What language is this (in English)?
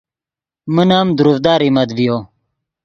Yidgha